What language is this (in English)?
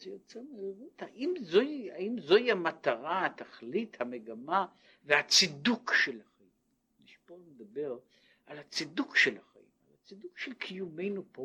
Hebrew